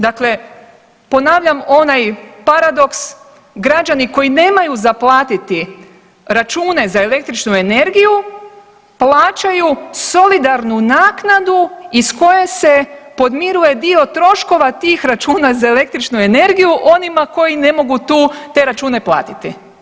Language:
Croatian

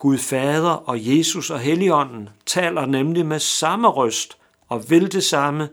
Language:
Danish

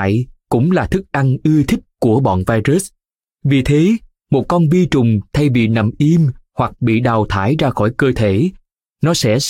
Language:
Vietnamese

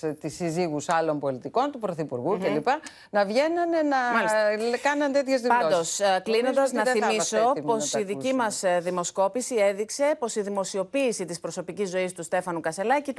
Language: Greek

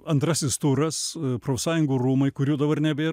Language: Lithuanian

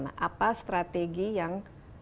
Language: Indonesian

